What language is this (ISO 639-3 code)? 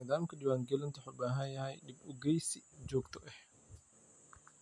som